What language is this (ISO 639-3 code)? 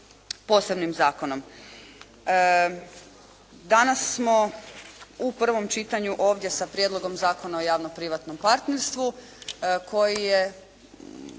hrv